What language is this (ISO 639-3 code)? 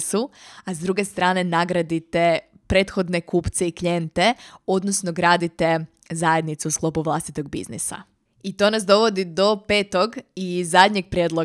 hrv